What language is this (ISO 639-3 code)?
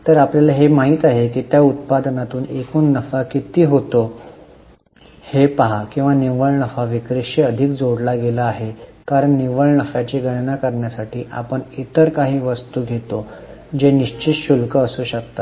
mar